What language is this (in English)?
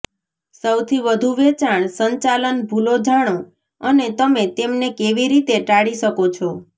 Gujarati